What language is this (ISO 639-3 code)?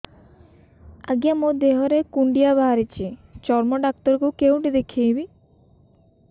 ori